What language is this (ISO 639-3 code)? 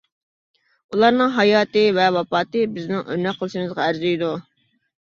uig